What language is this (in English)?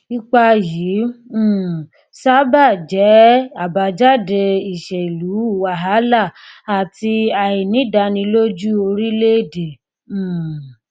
Yoruba